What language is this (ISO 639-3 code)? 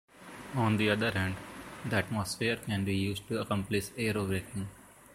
eng